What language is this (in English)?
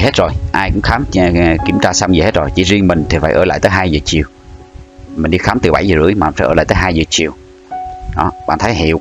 Vietnamese